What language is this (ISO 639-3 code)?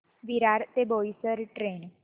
mar